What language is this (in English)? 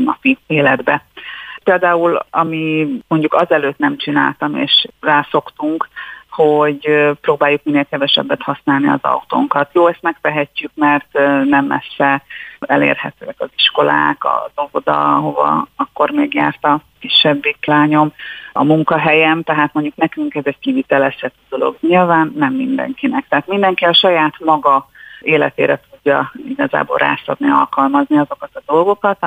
Hungarian